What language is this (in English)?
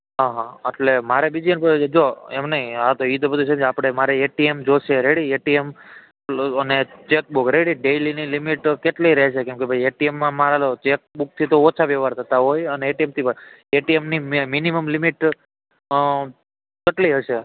Gujarati